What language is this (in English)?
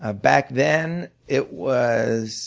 English